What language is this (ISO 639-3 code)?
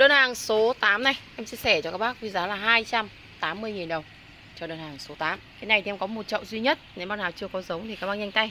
vie